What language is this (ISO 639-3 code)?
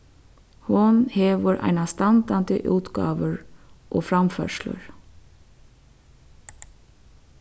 fao